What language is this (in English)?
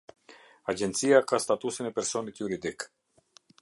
Albanian